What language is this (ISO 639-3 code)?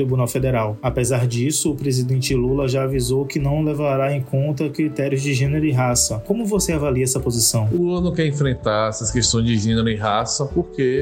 por